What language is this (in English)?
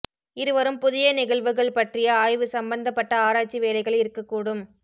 Tamil